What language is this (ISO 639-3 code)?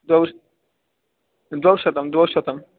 san